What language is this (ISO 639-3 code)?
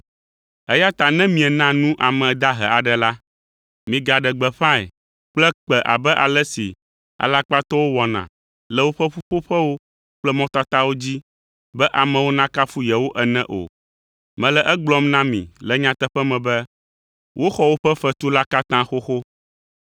ewe